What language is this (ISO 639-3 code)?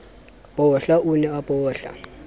sot